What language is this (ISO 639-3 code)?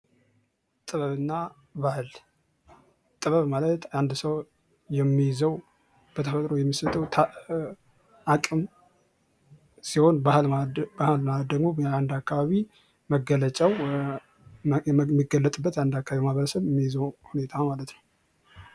amh